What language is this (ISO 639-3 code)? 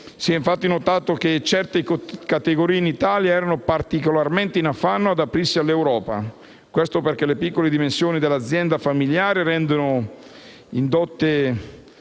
ita